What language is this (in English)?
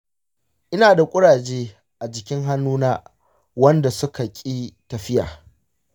Hausa